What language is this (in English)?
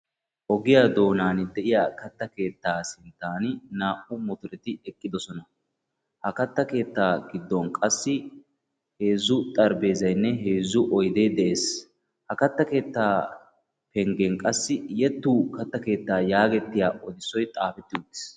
Wolaytta